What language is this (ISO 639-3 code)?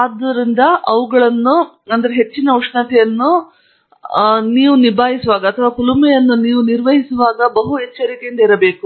kan